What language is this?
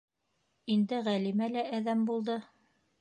Bashkir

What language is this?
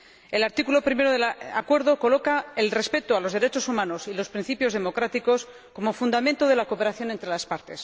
Spanish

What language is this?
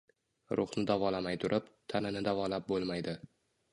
Uzbek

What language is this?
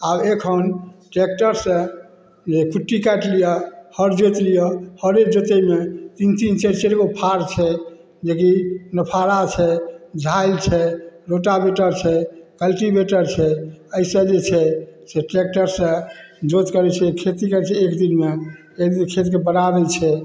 Maithili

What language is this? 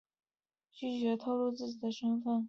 Chinese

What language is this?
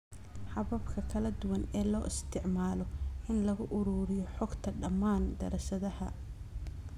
Somali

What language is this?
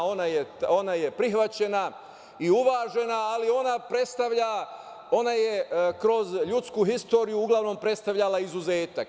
Serbian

